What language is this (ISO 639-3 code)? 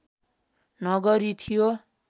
nep